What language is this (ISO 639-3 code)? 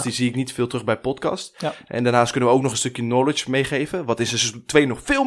nld